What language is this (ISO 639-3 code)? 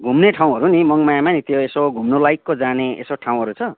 nep